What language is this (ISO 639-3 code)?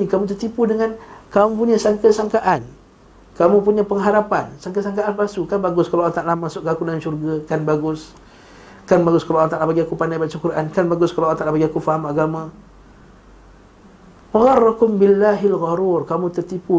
msa